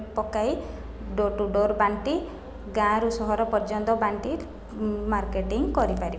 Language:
Odia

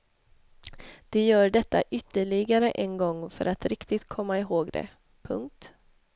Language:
Swedish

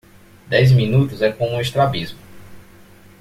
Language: Portuguese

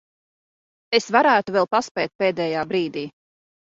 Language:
Latvian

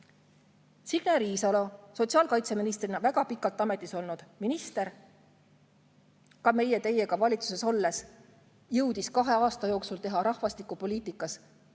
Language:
Estonian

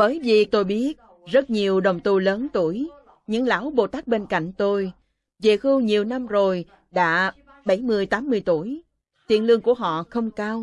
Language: Vietnamese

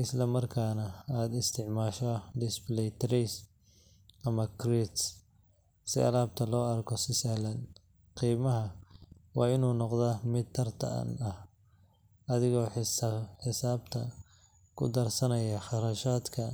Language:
Somali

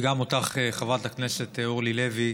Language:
Hebrew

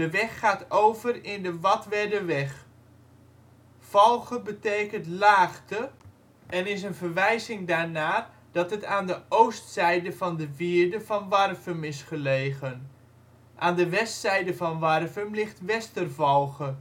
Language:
Dutch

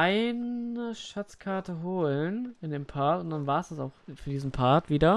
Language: German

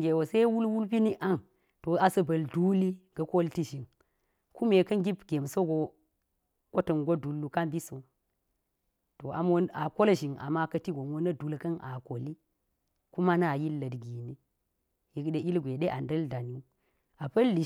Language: Geji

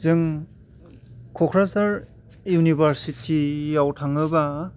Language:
Bodo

